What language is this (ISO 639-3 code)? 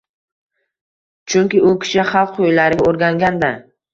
uzb